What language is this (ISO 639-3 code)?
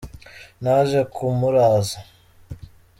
kin